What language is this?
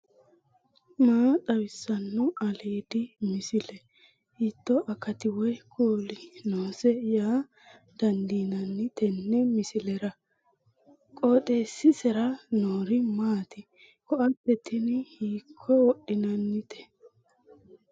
Sidamo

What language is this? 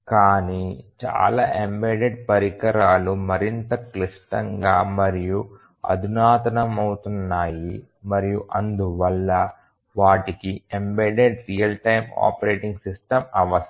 Telugu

